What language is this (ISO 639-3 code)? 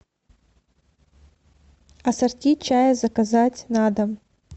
rus